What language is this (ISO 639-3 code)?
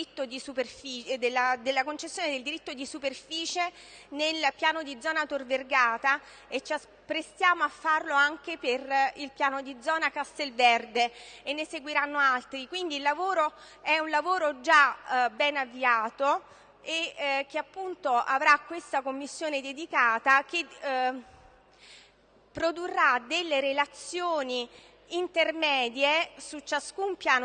ita